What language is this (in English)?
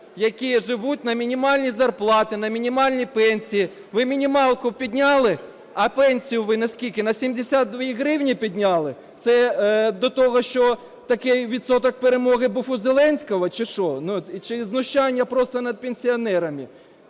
Ukrainian